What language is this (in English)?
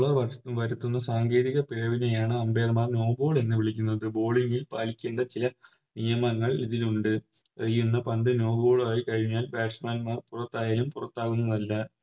Malayalam